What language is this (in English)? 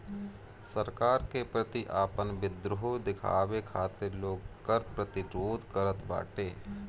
Bhojpuri